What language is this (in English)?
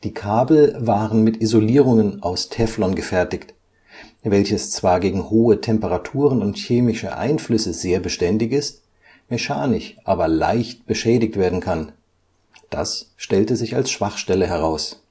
German